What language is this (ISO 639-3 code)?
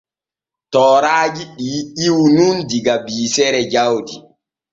fue